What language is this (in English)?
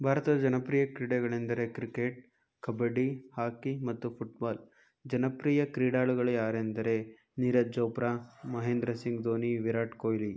Kannada